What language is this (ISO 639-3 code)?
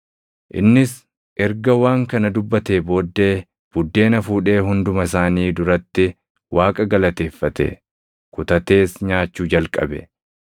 orm